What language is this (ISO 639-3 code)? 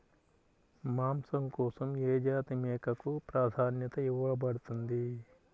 tel